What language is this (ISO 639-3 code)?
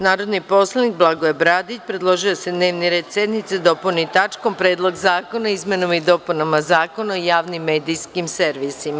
srp